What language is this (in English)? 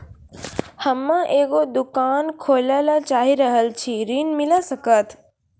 Maithili